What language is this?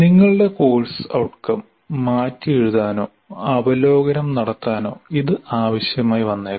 Malayalam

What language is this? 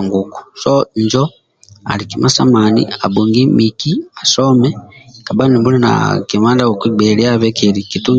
Amba (Uganda)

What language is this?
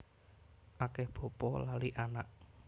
Javanese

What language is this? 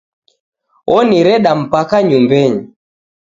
Taita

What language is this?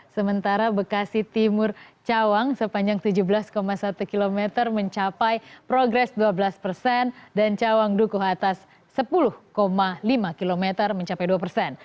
Indonesian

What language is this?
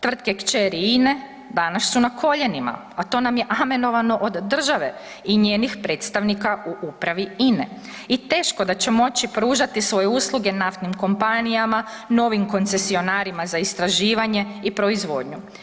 Croatian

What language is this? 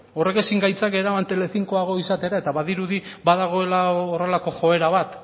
Basque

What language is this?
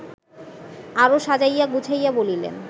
Bangla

